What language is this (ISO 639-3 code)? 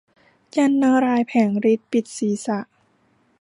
tha